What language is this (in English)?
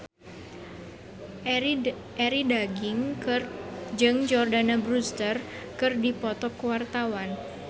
Sundanese